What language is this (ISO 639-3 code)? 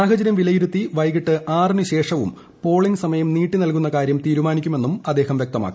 mal